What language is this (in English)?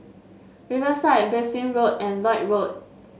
English